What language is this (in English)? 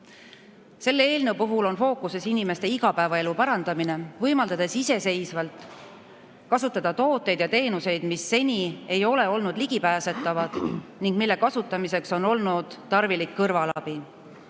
Estonian